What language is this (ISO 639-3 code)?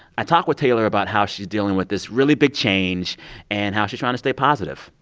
eng